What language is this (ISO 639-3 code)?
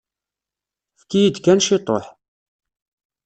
kab